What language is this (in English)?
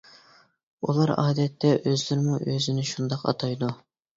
Uyghur